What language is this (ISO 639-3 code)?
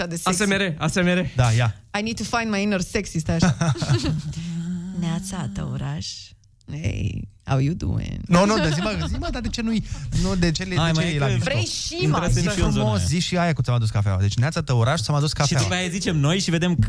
ron